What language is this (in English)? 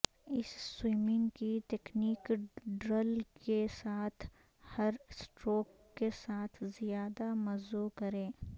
Urdu